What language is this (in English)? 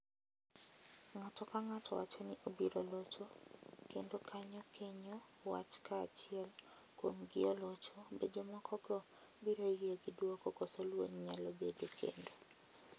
Luo (Kenya and Tanzania)